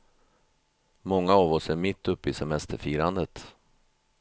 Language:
Swedish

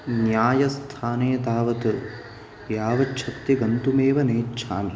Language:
Sanskrit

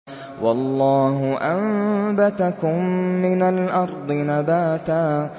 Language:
Arabic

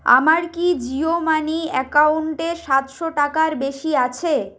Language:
Bangla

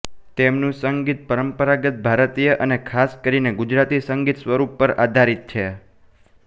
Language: Gujarati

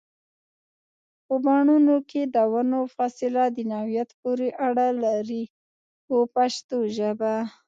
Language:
Pashto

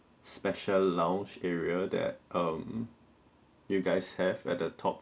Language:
English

